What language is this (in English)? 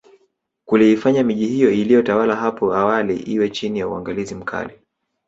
Swahili